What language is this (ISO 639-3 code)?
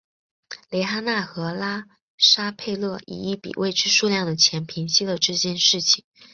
zho